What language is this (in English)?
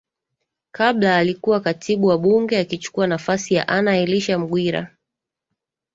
Swahili